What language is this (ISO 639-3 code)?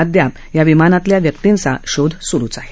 mar